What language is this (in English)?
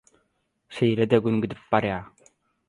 Turkmen